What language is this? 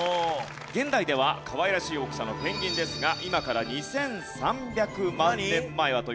Japanese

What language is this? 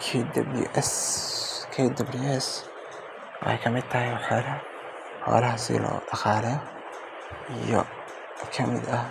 Somali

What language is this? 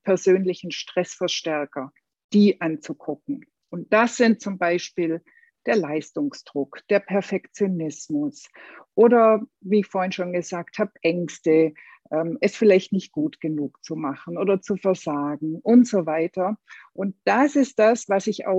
German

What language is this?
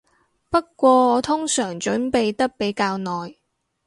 Cantonese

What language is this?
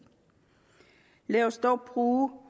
Danish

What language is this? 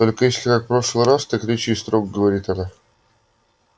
Russian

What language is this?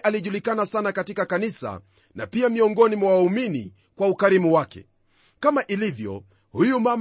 Swahili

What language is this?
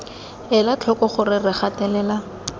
Tswana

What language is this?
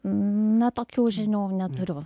Lithuanian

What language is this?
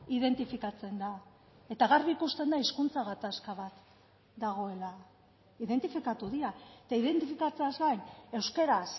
Basque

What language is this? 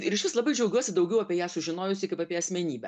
Lithuanian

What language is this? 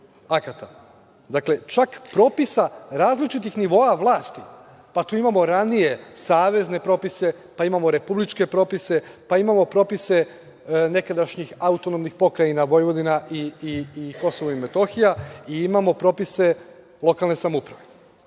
Serbian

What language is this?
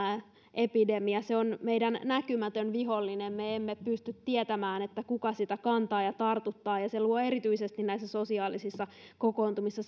Finnish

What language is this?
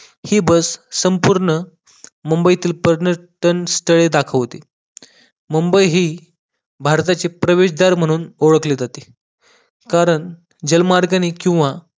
Marathi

